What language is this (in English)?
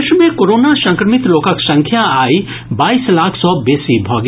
Maithili